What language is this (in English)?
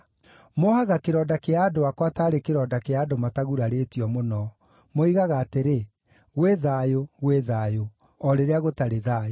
Kikuyu